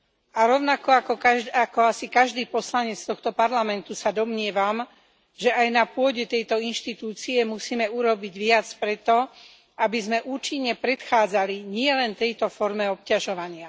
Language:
Slovak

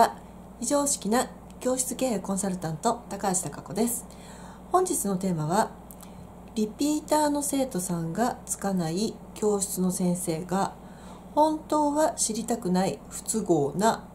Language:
Japanese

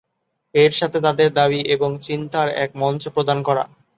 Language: Bangla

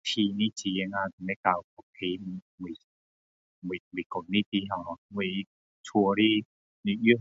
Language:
Min Dong Chinese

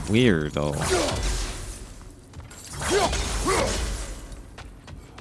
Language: English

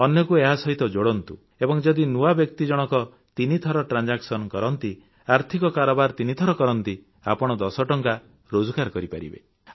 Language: Odia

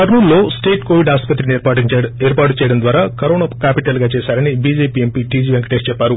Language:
Telugu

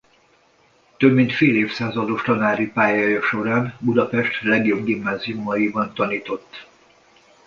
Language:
Hungarian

